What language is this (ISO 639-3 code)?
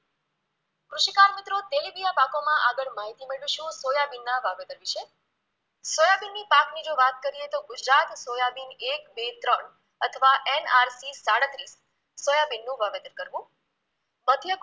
guj